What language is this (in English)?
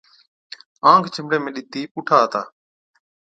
Od